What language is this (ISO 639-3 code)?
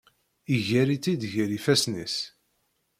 kab